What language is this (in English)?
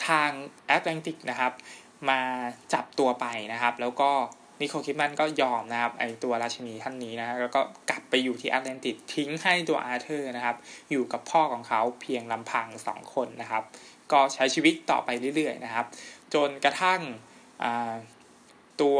Thai